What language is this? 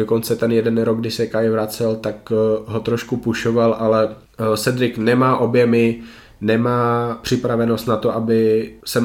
Czech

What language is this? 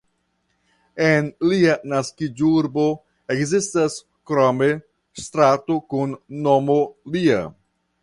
Esperanto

